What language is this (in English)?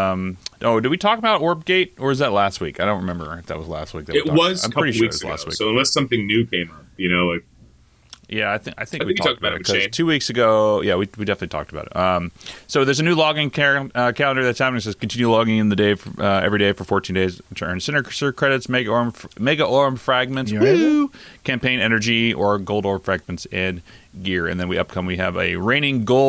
English